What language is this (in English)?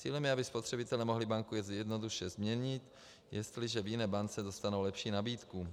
Czech